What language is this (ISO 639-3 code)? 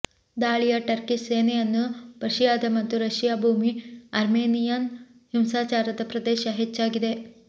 kan